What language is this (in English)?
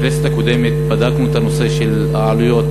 Hebrew